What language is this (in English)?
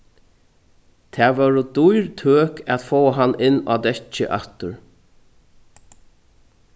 Faroese